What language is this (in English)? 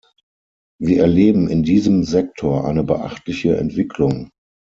German